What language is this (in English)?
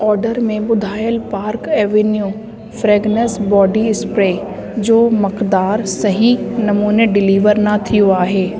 Sindhi